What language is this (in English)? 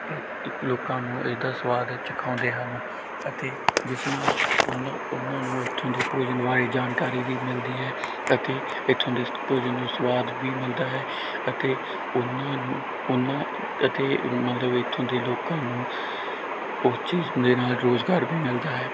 Punjabi